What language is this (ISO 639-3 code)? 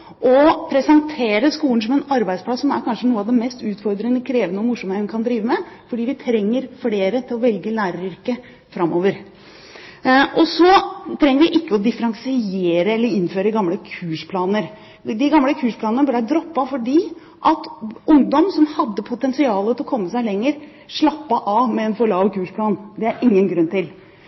nob